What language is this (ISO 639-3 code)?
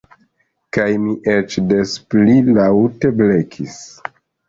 epo